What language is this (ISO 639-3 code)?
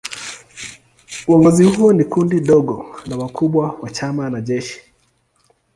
swa